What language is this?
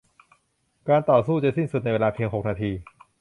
Thai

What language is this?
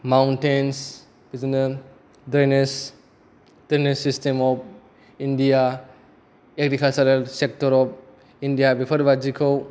Bodo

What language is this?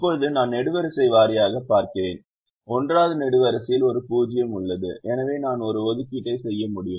Tamil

